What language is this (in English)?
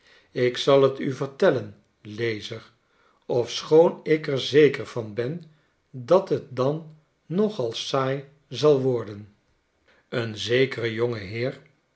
Dutch